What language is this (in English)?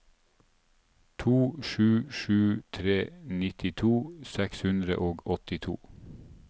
Norwegian